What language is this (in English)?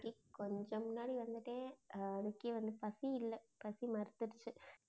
Tamil